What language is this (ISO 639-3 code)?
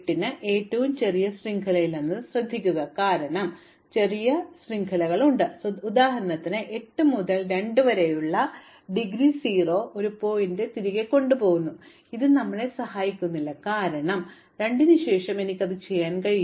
mal